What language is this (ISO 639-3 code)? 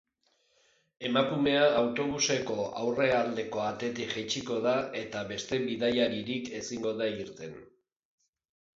eus